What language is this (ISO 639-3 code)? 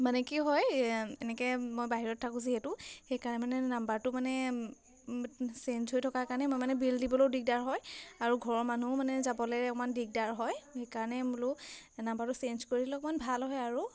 asm